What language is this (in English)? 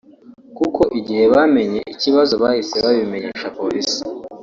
Kinyarwanda